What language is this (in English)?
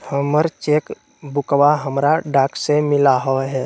Magahi